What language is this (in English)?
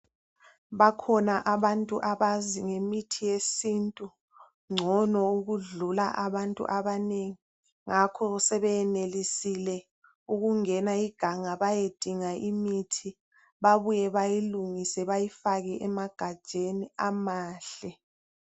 North Ndebele